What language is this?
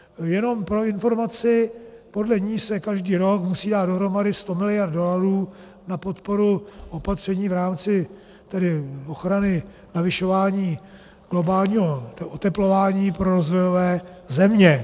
Czech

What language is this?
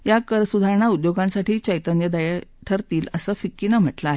Marathi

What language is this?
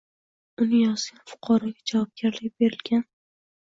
Uzbek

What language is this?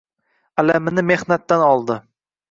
Uzbek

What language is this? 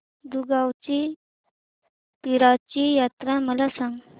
Marathi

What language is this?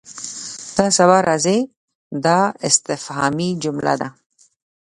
Pashto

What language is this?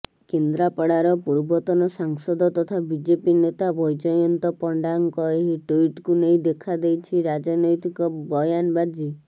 Odia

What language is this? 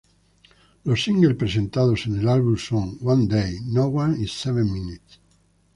Spanish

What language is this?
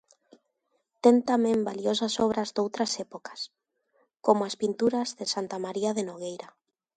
Galician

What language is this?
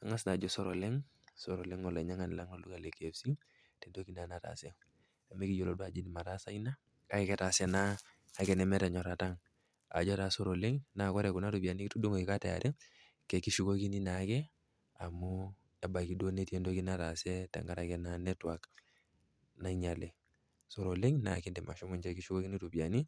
Masai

